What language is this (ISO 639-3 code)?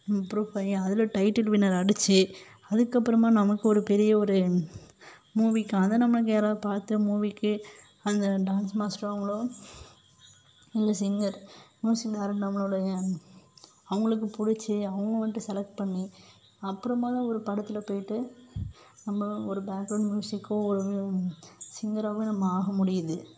tam